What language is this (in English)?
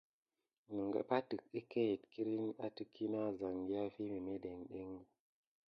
Gidar